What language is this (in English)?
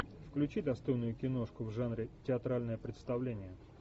Russian